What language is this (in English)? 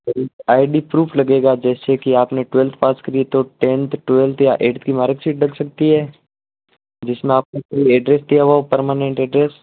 Hindi